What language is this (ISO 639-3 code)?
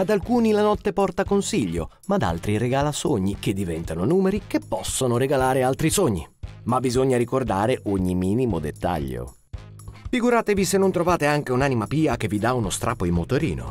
ita